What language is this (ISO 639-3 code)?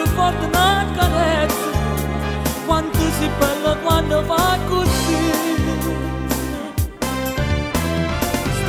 ron